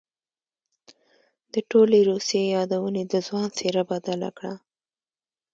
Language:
Pashto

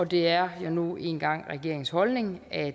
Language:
Danish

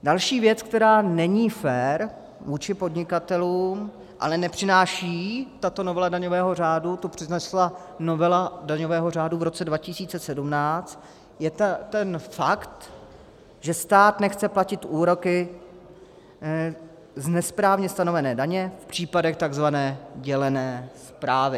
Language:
Czech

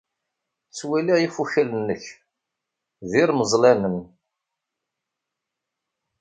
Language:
Kabyle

